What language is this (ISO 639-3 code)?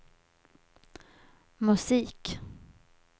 swe